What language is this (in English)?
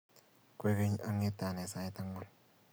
Kalenjin